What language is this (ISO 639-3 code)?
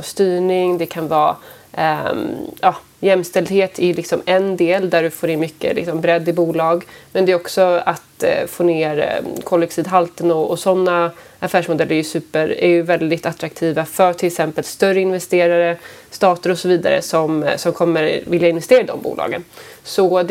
swe